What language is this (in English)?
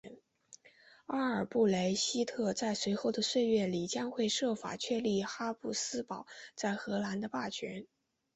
Chinese